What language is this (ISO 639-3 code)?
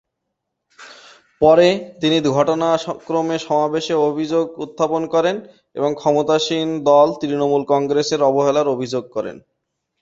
ben